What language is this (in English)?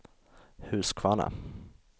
Swedish